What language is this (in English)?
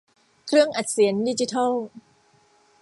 Thai